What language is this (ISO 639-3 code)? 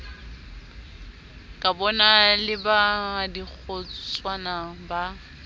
sot